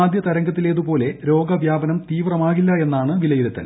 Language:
Malayalam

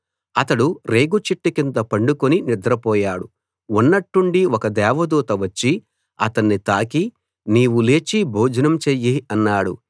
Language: Telugu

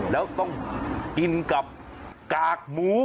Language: Thai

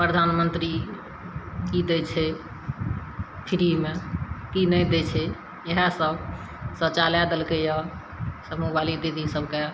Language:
Maithili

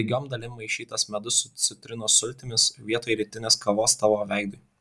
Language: Lithuanian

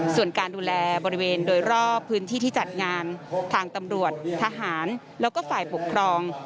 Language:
Thai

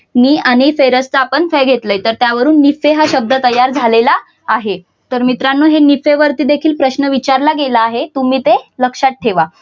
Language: Marathi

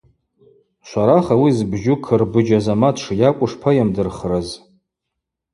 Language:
Abaza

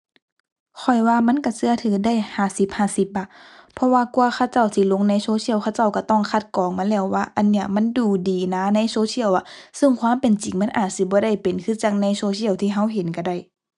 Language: Thai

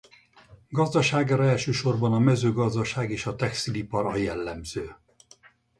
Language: Hungarian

